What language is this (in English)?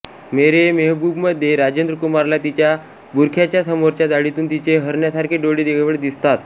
Marathi